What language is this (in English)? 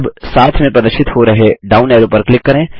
Hindi